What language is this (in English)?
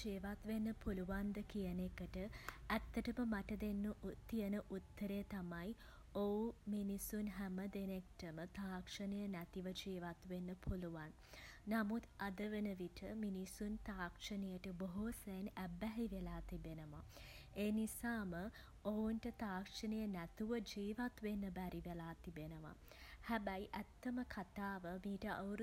Sinhala